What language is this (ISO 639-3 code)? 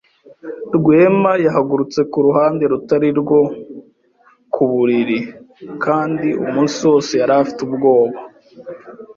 kin